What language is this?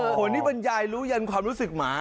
Thai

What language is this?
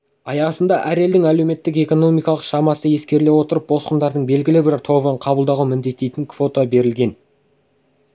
Kazakh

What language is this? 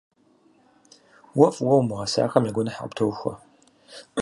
Kabardian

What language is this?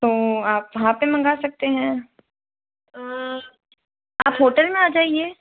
Hindi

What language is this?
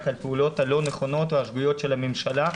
Hebrew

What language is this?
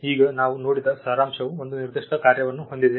Kannada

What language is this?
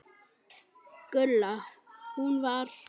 Icelandic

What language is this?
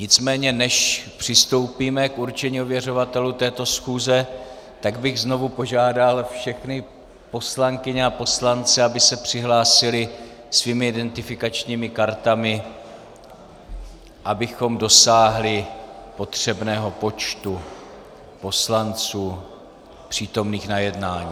Czech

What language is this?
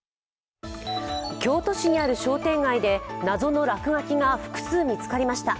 Japanese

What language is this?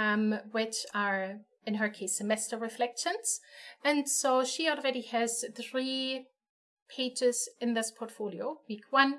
English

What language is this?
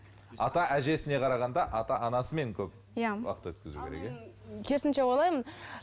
Kazakh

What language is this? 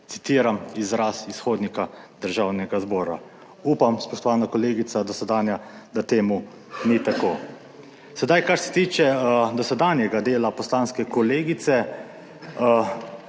Slovenian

